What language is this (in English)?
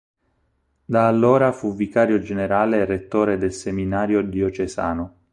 Italian